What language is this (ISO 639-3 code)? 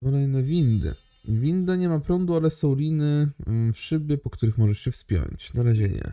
pol